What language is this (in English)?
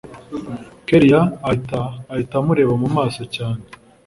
Kinyarwanda